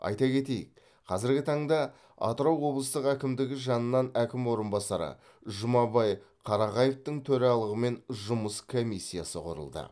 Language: Kazakh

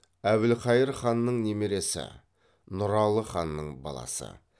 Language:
Kazakh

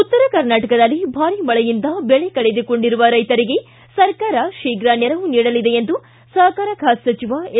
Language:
Kannada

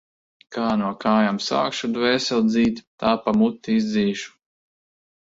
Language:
Latvian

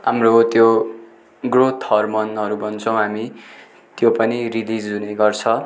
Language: Nepali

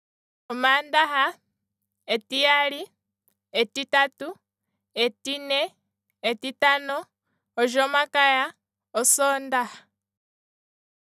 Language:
Kwambi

